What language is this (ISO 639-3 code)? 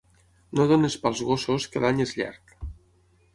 cat